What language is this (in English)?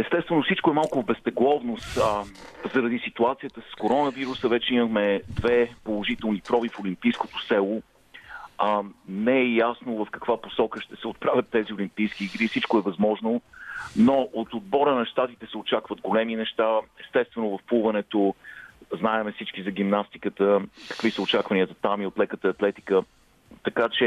Bulgarian